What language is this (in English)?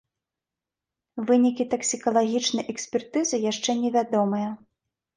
Belarusian